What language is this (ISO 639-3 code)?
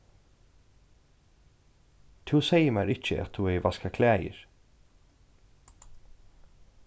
fao